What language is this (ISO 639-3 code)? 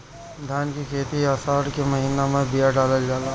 bho